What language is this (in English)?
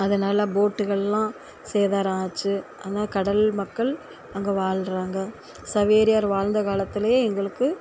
Tamil